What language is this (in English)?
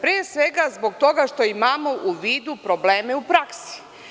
Serbian